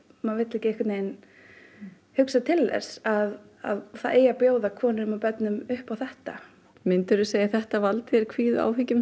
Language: Icelandic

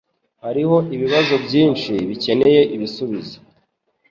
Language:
Kinyarwanda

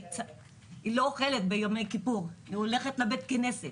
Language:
Hebrew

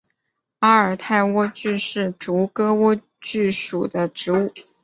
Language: Chinese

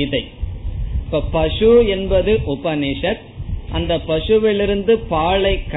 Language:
Tamil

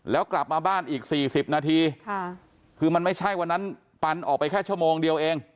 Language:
Thai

